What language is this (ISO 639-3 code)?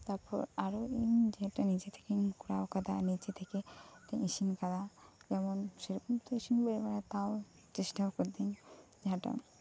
sat